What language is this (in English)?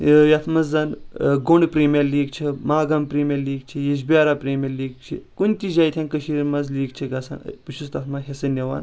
Kashmiri